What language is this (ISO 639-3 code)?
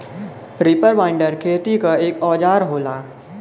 bho